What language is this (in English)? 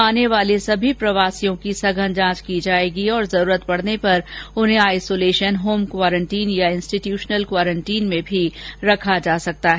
Hindi